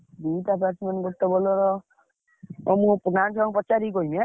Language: Odia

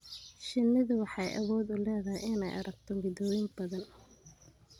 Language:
Somali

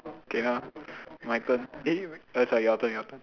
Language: English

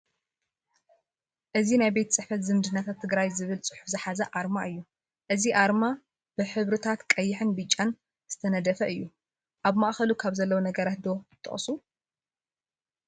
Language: Tigrinya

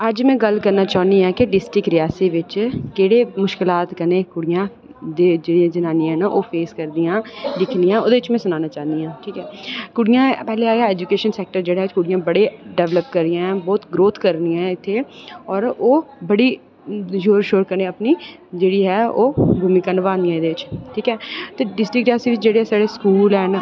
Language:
Dogri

